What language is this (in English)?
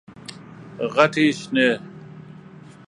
Pashto